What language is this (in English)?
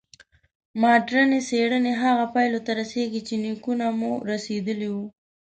Pashto